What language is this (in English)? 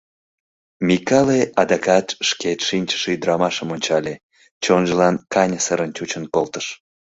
Mari